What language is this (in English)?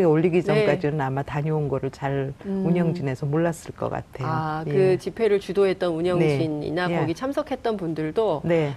Korean